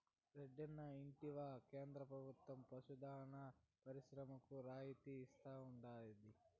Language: Telugu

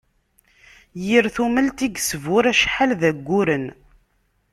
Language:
Kabyle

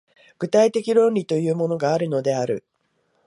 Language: Japanese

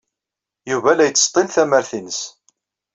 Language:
Kabyle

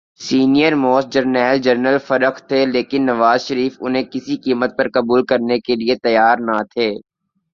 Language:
Urdu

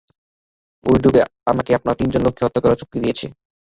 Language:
Bangla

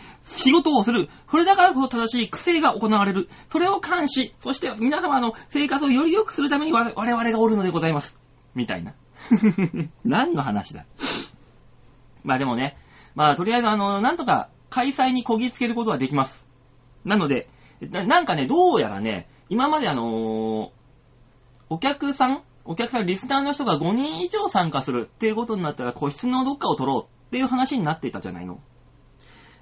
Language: Japanese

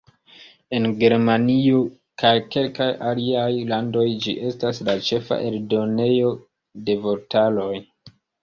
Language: Esperanto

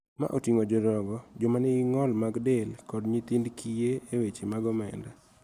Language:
Luo (Kenya and Tanzania)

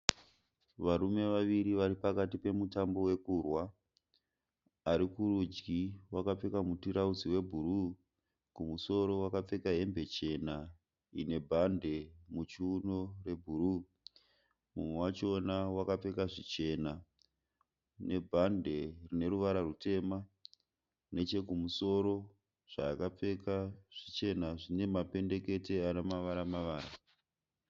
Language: Shona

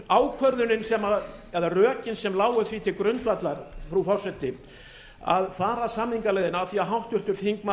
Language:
Icelandic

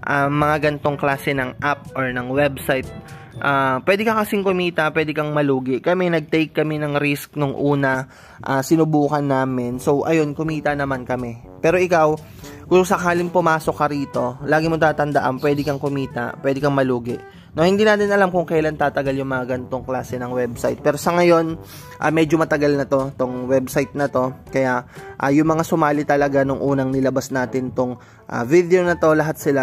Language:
Filipino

